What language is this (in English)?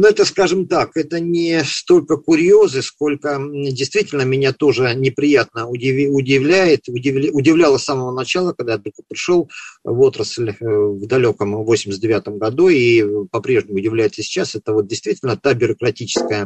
Russian